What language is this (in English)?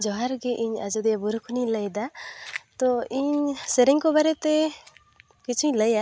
Santali